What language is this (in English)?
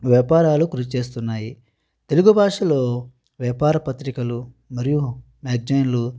Telugu